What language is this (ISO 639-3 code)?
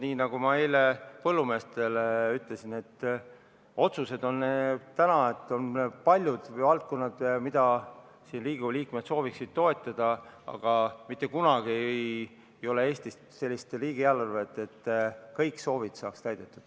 est